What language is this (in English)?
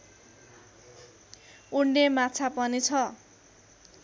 Nepali